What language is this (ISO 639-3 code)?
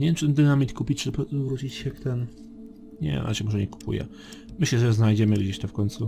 pol